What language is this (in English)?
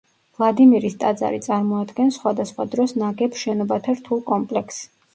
Georgian